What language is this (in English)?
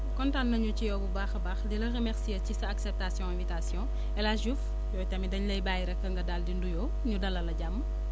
Wolof